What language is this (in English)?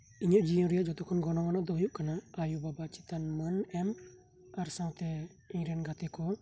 Santali